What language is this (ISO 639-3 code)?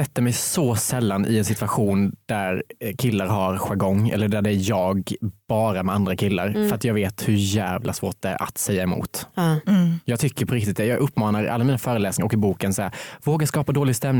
swe